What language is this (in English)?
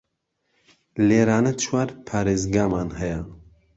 Central Kurdish